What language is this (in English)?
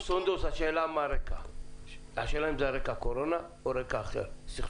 Hebrew